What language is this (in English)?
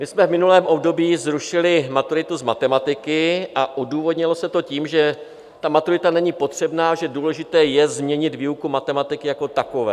Czech